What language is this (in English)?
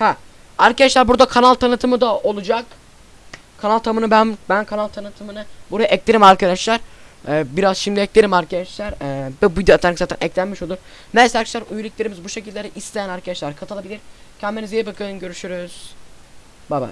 Turkish